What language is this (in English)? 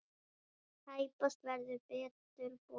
Icelandic